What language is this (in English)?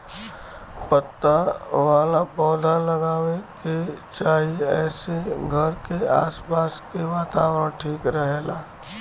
Bhojpuri